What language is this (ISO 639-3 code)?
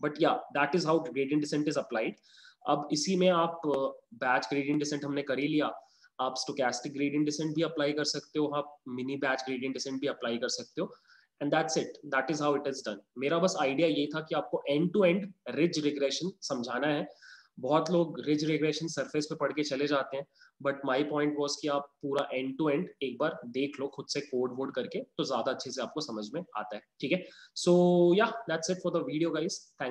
hin